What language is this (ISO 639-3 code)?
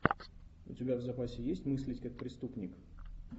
rus